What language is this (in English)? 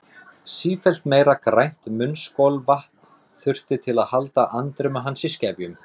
Icelandic